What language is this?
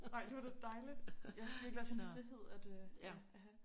Danish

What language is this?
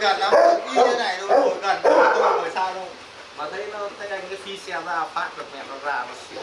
Vietnamese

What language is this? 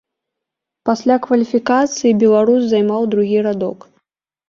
Belarusian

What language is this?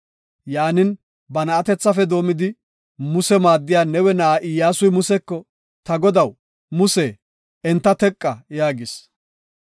Gofa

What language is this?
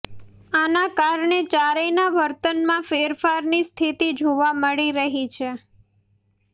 Gujarati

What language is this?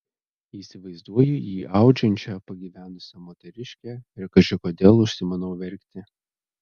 Lithuanian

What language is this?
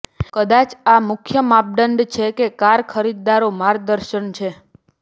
Gujarati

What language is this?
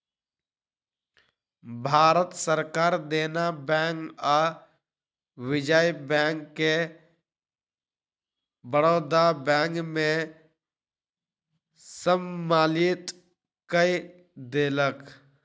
Maithili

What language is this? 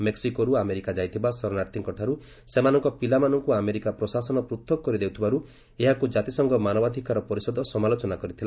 Odia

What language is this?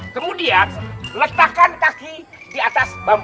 Indonesian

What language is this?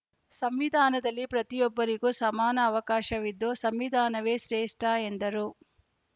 Kannada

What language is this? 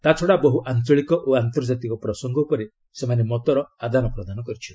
Odia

